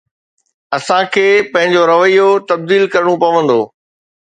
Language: Sindhi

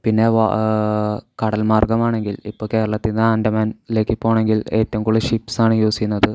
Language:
Malayalam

